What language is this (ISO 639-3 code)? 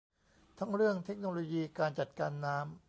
tha